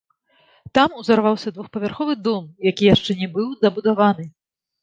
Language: Belarusian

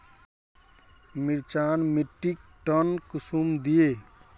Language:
Magahi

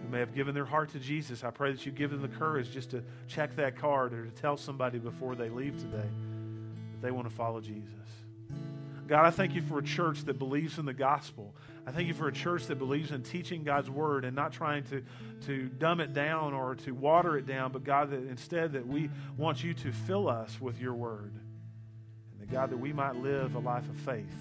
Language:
English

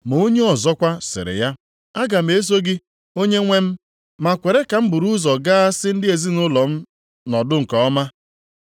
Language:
Igbo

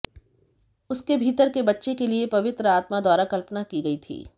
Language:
Hindi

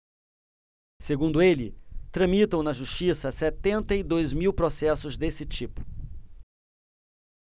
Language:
Portuguese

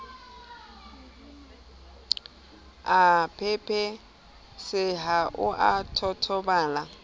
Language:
Southern Sotho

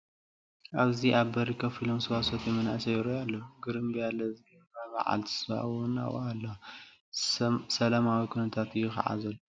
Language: Tigrinya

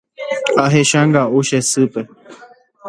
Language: Guarani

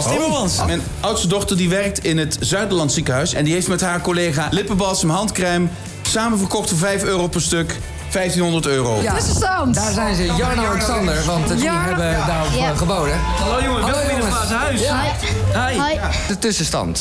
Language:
Dutch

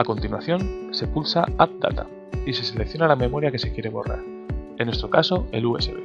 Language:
Spanish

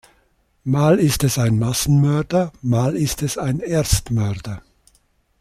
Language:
German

